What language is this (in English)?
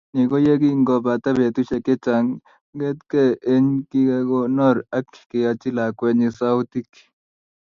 Kalenjin